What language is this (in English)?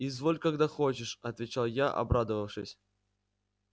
Russian